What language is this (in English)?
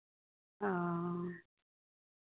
Maithili